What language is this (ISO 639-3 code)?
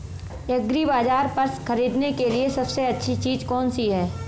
hin